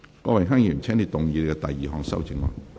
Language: Cantonese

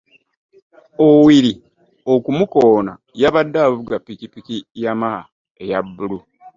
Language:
Ganda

